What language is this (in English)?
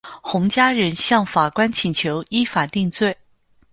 Chinese